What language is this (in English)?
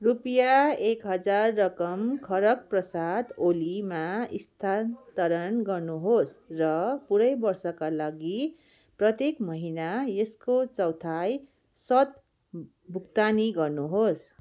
Nepali